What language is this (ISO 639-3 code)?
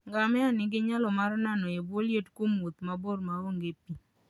luo